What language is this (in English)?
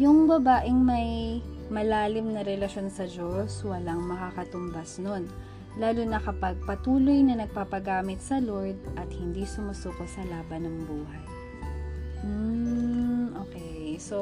Filipino